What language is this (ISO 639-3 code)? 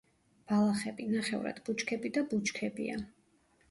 kat